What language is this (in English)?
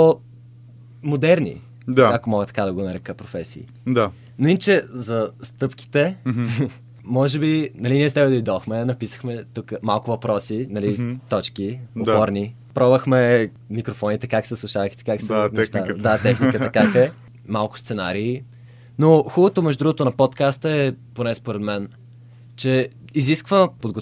Bulgarian